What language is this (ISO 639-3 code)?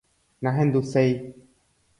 grn